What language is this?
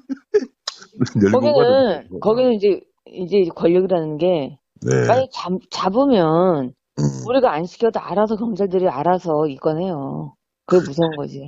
Korean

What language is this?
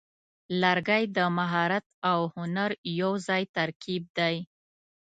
Pashto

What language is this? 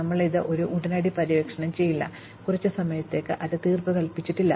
Malayalam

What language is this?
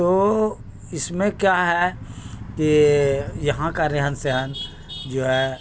Urdu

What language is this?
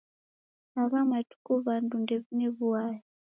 Taita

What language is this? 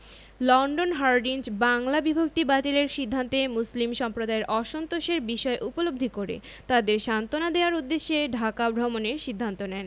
Bangla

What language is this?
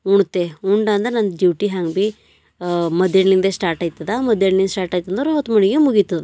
Kannada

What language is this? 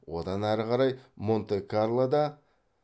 Kazakh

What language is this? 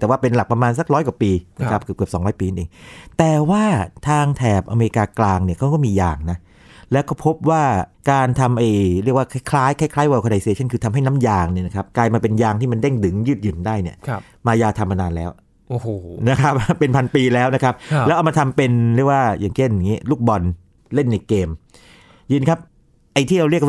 Thai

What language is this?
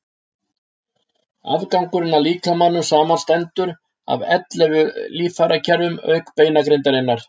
Icelandic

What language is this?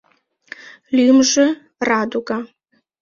Mari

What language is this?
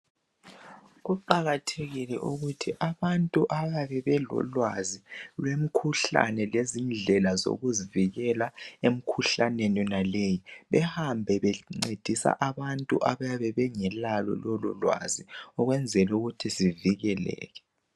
North Ndebele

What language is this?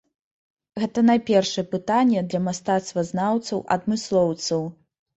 Belarusian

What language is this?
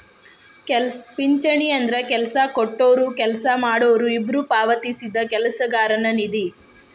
Kannada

